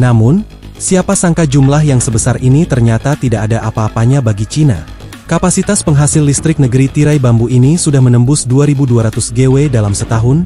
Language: Indonesian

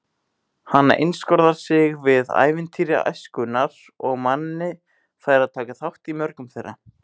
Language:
Icelandic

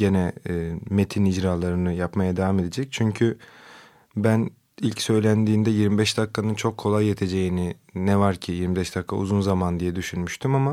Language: Turkish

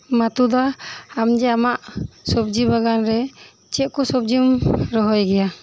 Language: Santali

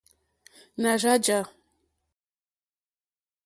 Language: Mokpwe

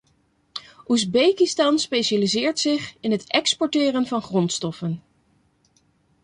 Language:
Dutch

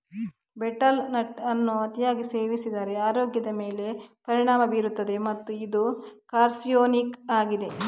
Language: Kannada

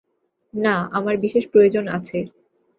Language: Bangla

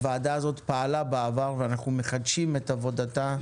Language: Hebrew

